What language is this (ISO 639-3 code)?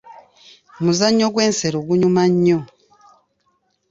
lug